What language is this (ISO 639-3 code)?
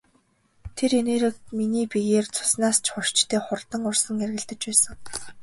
mon